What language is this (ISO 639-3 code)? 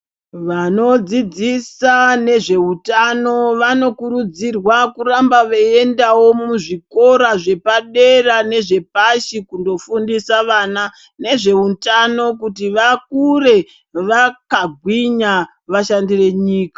ndc